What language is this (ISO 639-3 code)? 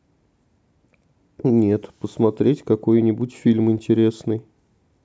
rus